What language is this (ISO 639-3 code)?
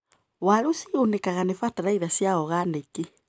kik